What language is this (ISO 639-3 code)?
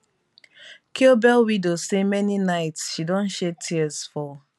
pcm